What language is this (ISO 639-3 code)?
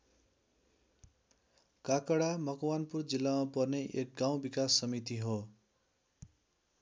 nep